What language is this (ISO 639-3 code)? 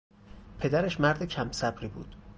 fas